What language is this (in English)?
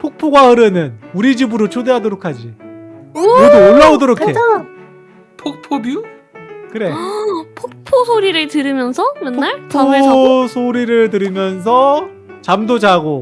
Korean